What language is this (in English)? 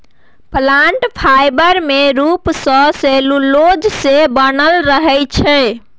Maithili